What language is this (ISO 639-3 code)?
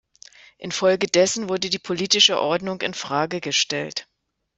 deu